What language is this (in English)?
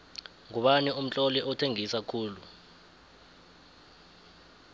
South Ndebele